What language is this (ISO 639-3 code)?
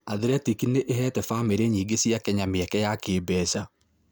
kik